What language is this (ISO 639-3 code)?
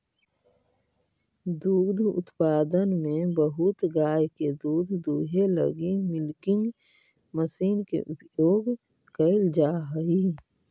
mag